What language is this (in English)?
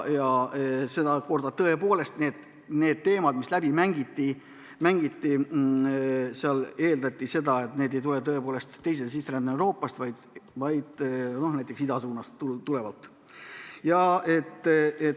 Estonian